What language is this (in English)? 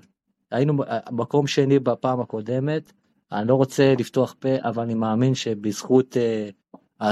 Hebrew